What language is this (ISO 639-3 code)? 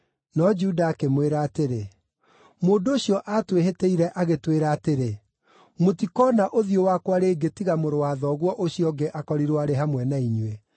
kik